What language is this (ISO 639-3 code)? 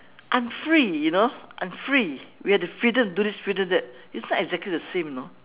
eng